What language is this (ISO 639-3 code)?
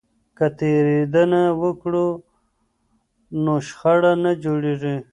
pus